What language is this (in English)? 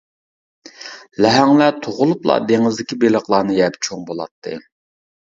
Uyghur